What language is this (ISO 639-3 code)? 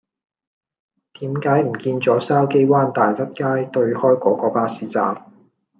yue